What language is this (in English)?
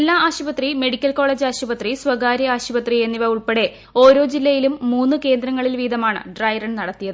Malayalam